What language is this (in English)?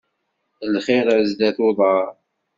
Kabyle